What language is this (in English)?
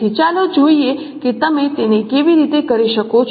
Gujarati